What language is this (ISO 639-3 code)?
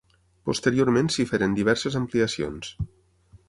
cat